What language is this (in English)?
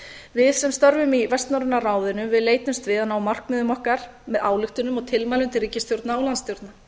Icelandic